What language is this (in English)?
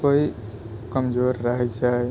Maithili